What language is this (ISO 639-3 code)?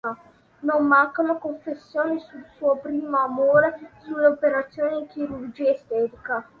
ita